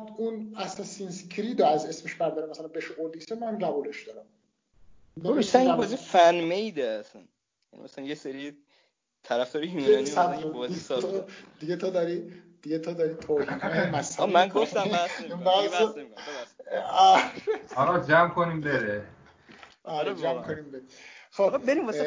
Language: Persian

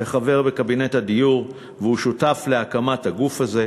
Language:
Hebrew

